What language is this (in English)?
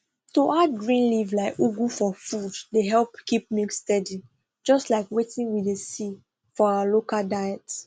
Nigerian Pidgin